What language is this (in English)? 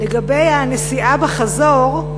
Hebrew